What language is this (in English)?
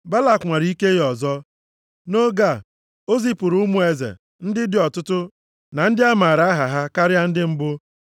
Igbo